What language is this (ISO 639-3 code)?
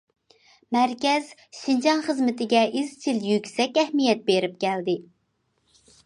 uig